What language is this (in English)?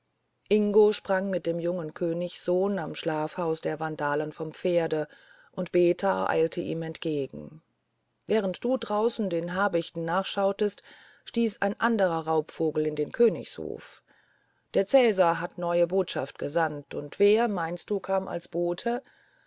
German